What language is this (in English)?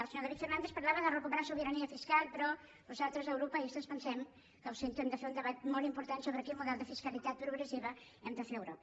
Catalan